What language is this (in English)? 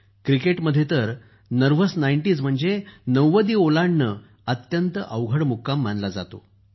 Marathi